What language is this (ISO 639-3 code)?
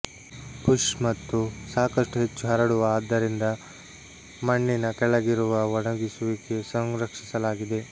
kan